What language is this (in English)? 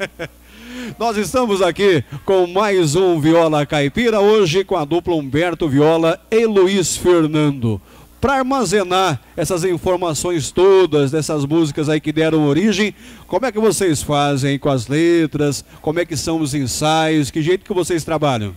Portuguese